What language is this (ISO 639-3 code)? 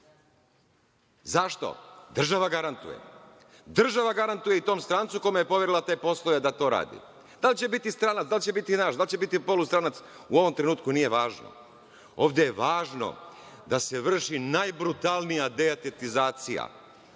srp